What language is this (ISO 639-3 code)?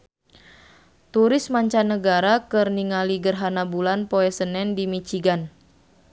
sun